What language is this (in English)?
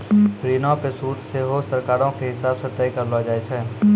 Maithili